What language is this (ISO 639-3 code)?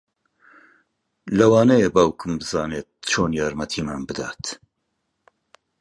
ckb